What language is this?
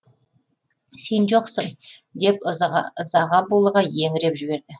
Kazakh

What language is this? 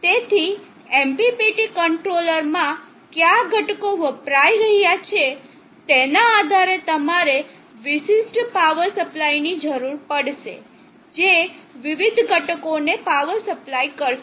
Gujarati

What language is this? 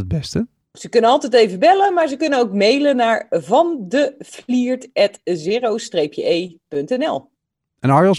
Dutch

